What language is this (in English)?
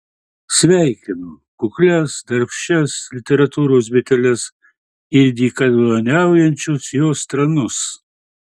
Lithuanian